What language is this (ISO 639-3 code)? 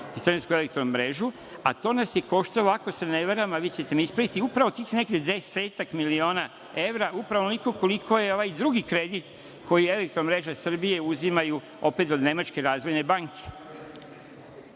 srp